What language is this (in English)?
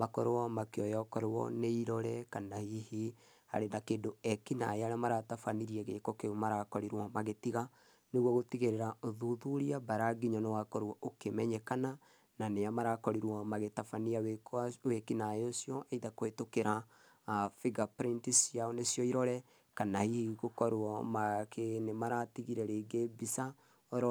Kikuyu